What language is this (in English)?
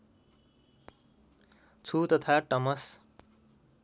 Nepali